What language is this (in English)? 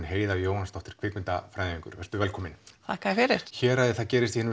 Icelandic